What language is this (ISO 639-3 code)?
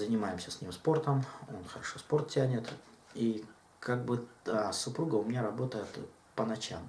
rus